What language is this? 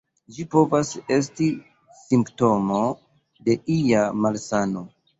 Esperanto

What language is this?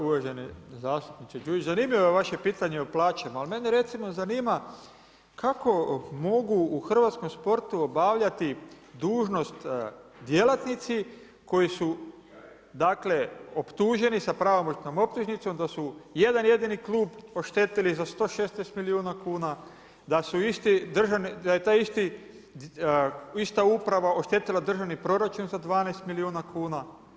Croatian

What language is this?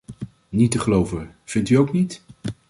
Dutch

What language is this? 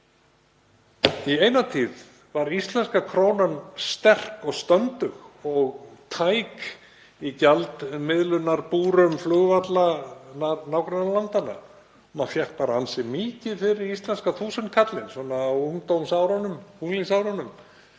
Icelandic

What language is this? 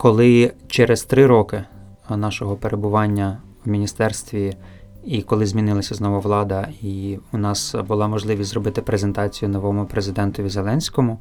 Ukrainian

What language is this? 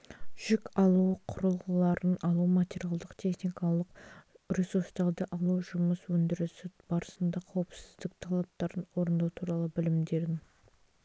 Kazakh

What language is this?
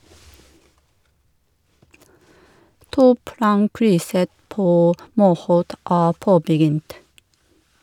Norwegian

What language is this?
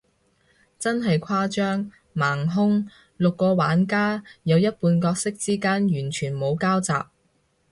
Cantonese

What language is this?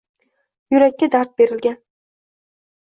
Uzbek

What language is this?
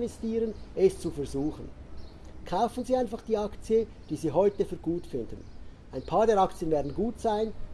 German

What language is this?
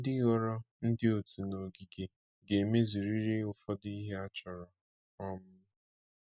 Igbo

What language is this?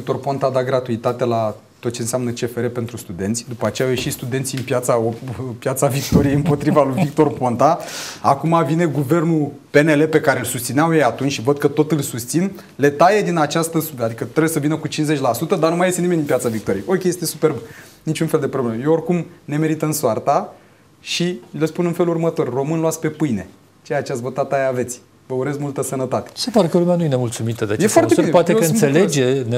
Romanian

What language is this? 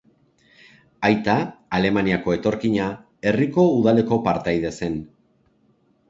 Basque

